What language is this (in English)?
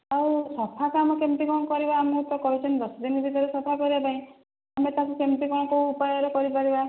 Odia